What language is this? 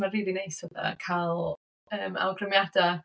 Welsh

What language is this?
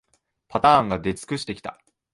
Japanese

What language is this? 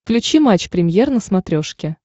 Russian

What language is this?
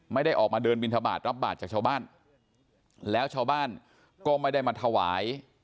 Thai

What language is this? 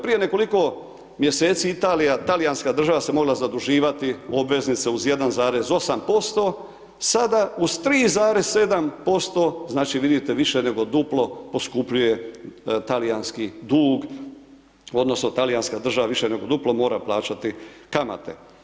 Croatian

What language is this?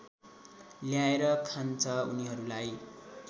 Nepali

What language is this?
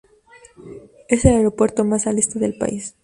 Spanish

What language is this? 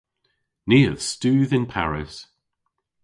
Cornish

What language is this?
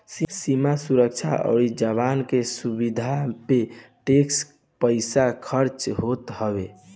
Bhojpuri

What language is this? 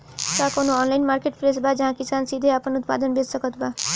Bhojpuri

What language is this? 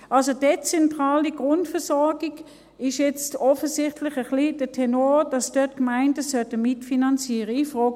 Swiss German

